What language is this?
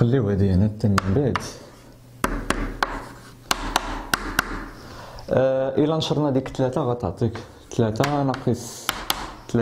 Arabic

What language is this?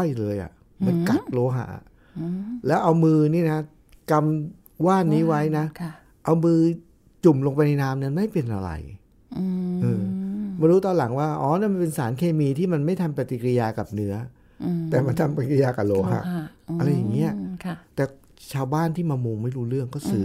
Thai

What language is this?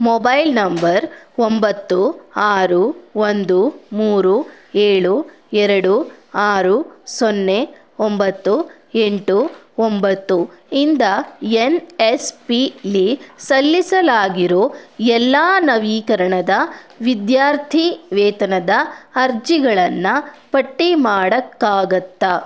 Kannada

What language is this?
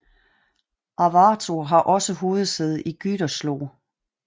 Danish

